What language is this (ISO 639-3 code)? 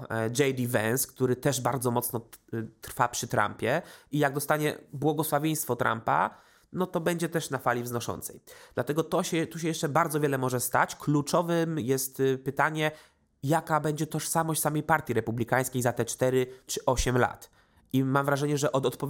pol